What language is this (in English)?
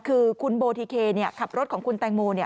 Thai